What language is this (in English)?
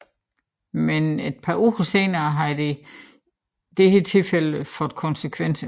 Danish